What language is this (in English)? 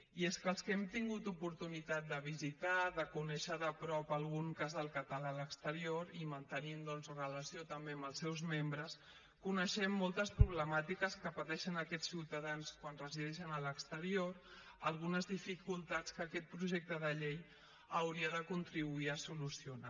Catalan